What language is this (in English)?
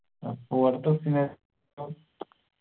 Malayalam